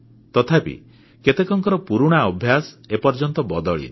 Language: Odia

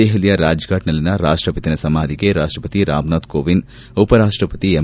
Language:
Kannada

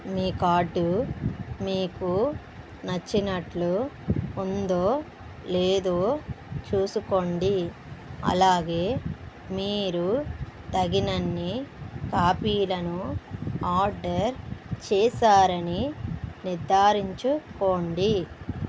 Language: Telugu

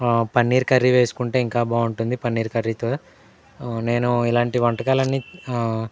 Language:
Telugu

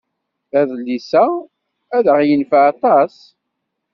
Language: Kabyle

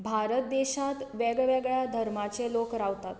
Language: Konkani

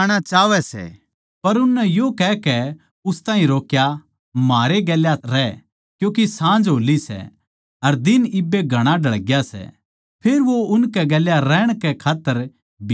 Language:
Haryanvi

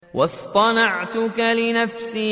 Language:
Arabic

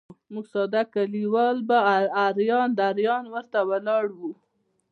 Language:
Pashto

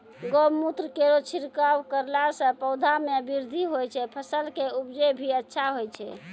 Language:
Maithili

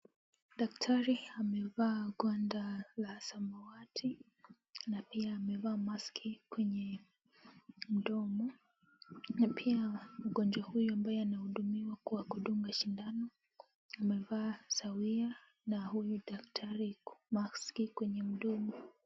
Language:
Swahili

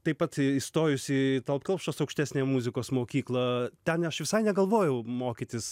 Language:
Lithuanian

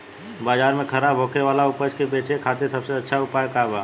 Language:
Bhojpuri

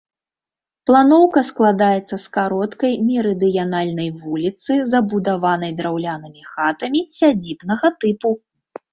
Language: Belarusian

